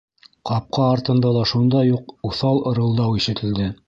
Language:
Bashkir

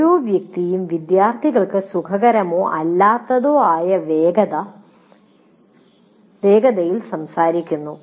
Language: Malayalam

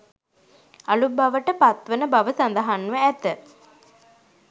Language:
Sinhala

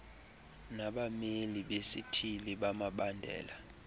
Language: Xhosa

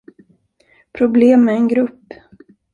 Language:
Swedish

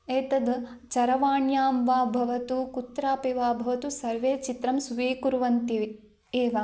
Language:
Sanskrit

